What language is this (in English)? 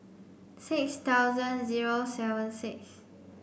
English